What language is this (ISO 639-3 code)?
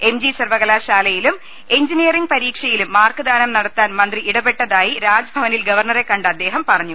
mal